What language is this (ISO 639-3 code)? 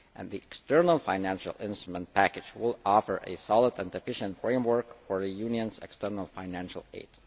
eng